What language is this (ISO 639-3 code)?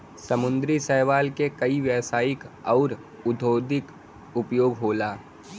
bho